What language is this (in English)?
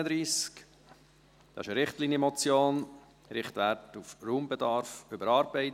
Swiss German